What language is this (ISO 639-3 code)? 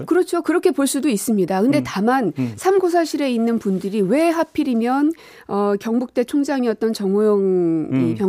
kor